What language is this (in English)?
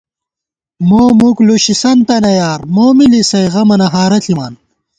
Gawar-Bati